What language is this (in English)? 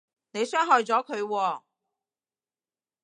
Cantonese